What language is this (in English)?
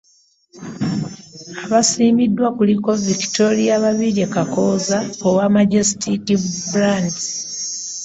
Ganda